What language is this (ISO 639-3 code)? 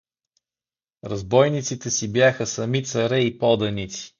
bul